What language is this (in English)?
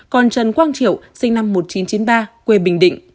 Vietnamese